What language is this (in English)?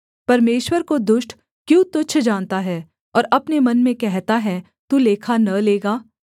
Hindi